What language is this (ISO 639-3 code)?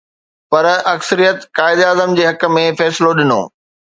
snd